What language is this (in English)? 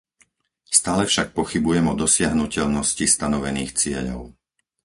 Slovak